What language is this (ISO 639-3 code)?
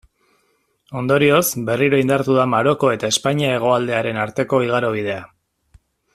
eus